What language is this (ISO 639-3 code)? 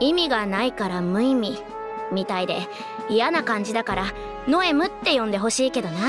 jpn